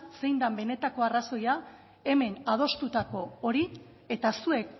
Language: Basque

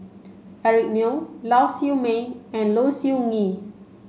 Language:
English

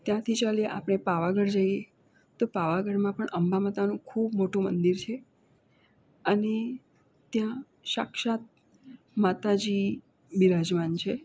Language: Gujarati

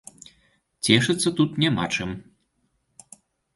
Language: Belarusian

